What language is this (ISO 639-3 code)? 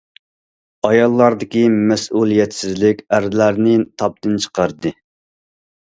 uig